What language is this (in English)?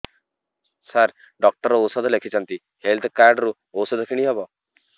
Odia